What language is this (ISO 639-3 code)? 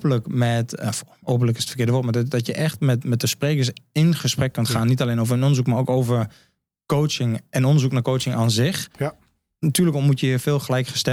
nld